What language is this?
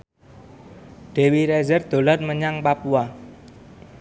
Javanese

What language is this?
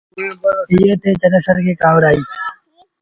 Sindhi Bhil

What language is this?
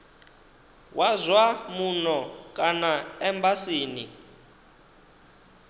Venda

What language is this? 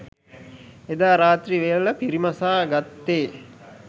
Sinhala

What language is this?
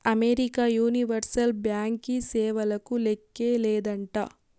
Telugu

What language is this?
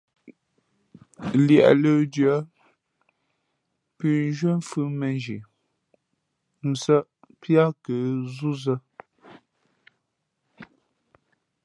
Fe'fe'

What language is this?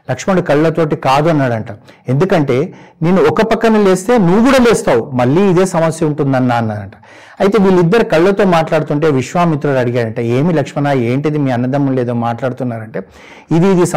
Telugu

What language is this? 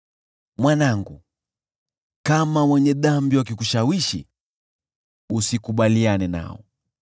Swahili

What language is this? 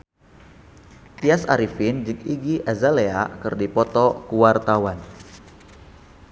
Sundanese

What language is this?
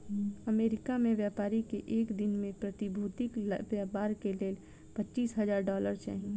Maithili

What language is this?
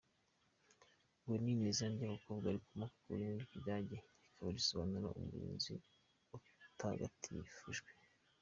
Kinyarwanda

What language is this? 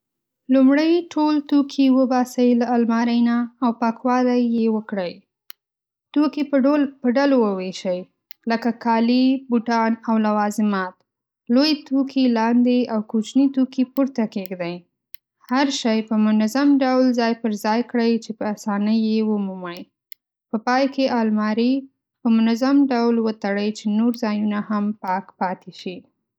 Pashto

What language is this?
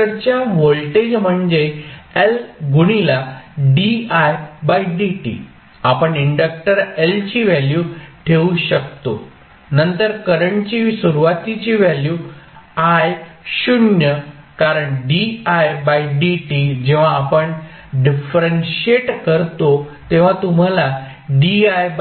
Marathi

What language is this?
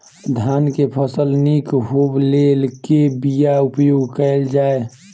Maithili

